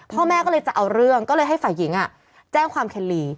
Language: Thai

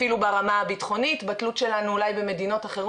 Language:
Hebrew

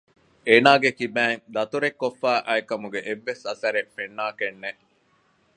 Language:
Divehi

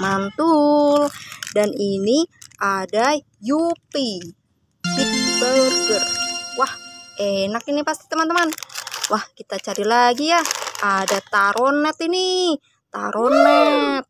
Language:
Indonesian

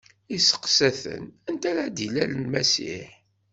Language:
Kabyle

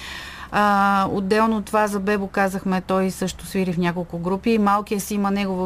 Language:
Bulgarian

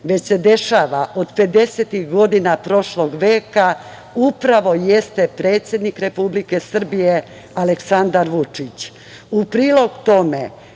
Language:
Serbian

